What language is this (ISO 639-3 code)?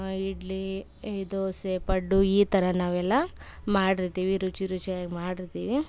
kan